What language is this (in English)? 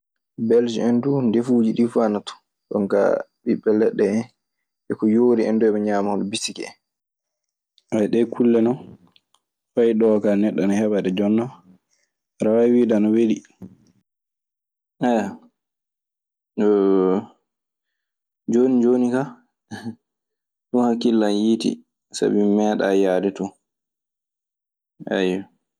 Maasina Fulfulde